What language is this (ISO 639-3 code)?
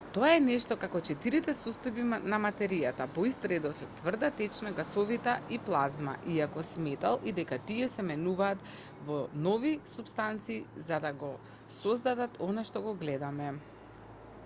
mkd